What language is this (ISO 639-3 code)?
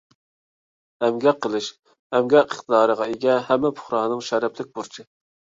uig